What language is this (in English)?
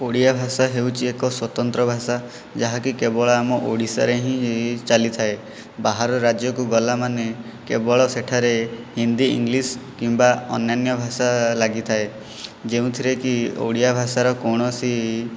Odia